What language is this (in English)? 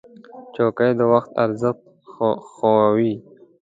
Pashto